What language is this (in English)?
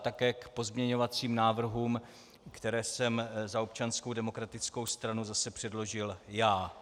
Czech